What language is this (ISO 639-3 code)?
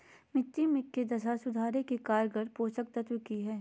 mag